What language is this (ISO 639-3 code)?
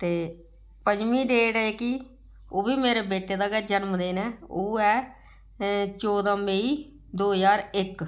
doi